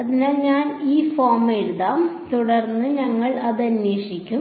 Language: Malayalam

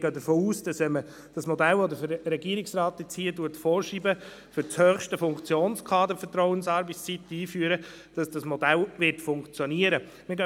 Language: Swiss German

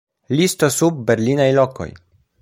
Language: Esperanto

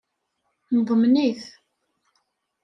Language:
Kabyle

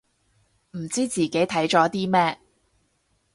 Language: Cantonese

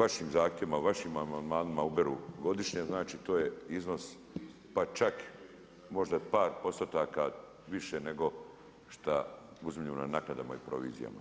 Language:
Croatian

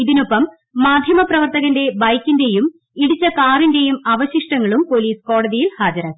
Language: Malayalam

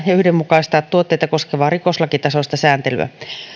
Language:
Finnish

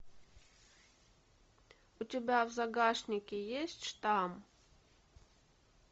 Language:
Russian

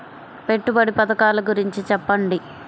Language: Telugu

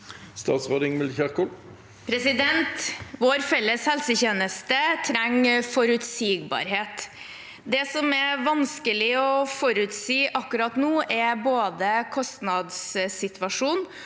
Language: Norwegian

